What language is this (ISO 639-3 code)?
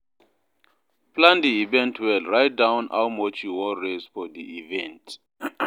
pcm